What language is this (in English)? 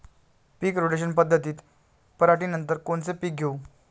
Marathi